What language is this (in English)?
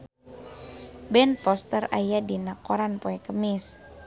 Sundanese